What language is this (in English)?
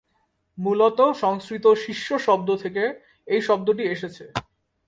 Bangla